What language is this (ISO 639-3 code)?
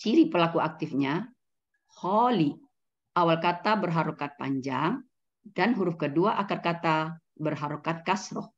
ind